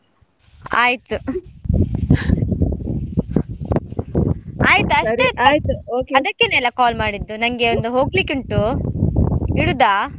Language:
Kannada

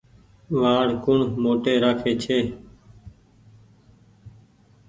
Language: Goaria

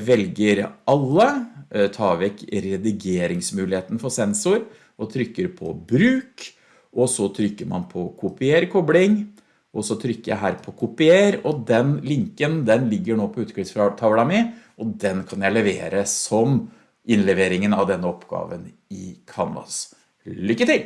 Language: Norwegian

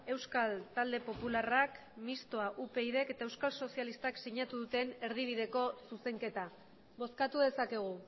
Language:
Basque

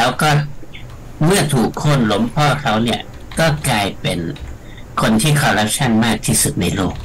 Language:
Thai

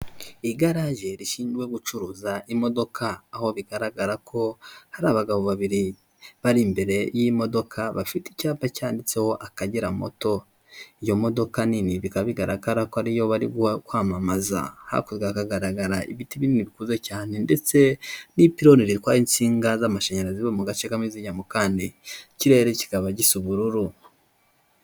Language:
Kinyarwanda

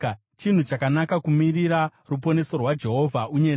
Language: Shona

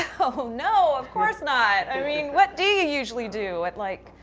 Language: English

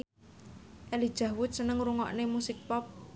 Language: Javanese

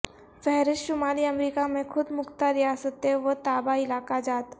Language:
Urdu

